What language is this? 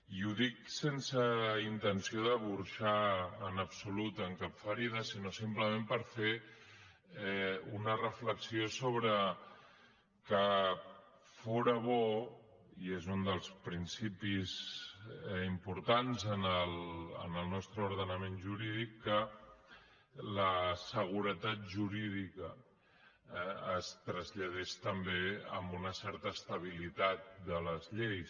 Catalan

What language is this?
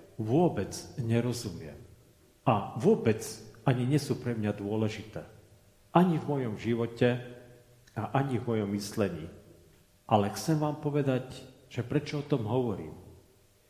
Slovak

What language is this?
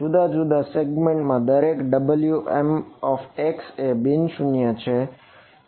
Gujarati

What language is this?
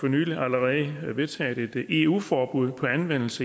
Danish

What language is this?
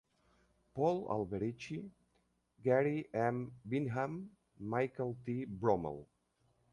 Catalan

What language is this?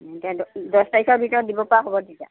Assamese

